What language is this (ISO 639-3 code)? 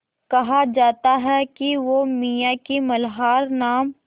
hin